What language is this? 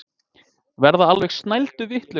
Icelandic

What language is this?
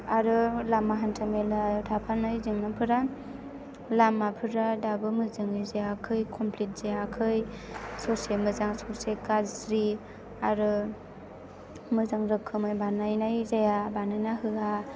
Bodo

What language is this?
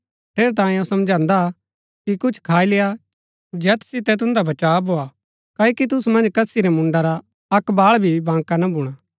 Gaddi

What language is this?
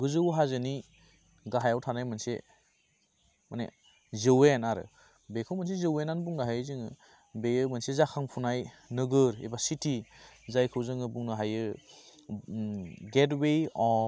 Bodo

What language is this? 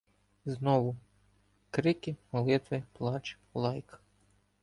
Ukrainian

